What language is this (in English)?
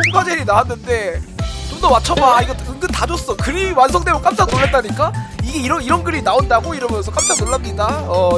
Korean